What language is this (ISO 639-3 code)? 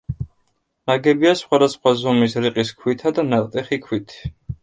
kat